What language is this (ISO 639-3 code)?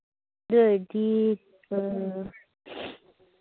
mni